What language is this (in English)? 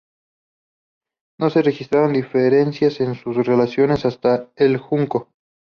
Spanish